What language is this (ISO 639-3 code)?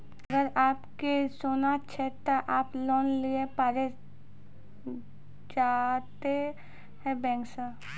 mai